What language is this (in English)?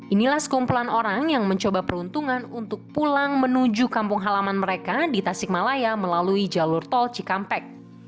Indonesian